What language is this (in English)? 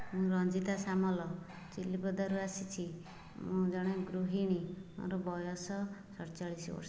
Odia